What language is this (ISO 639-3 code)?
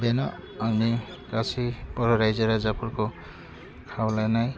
brx